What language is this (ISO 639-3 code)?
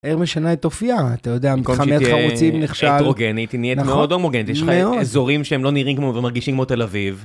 heb